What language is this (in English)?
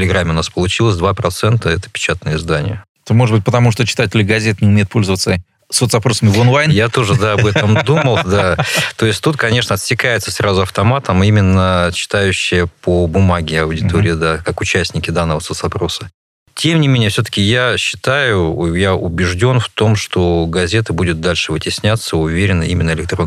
Russian